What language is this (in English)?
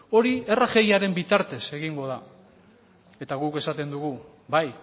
Basque